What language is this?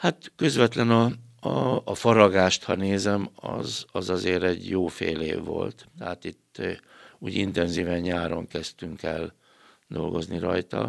Hungarian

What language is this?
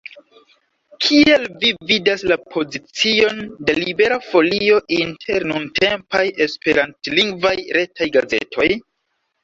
Esperanto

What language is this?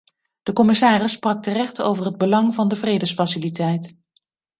Dutch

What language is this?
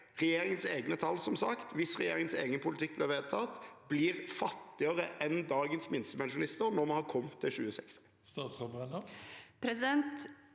Norwegian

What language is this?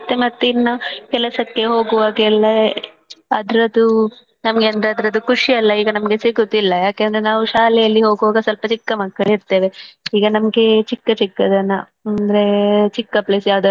Kannada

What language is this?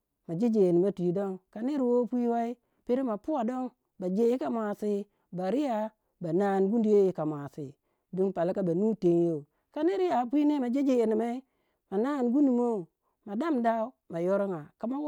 Waja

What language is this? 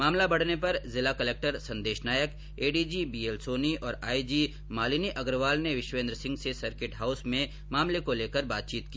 Hindi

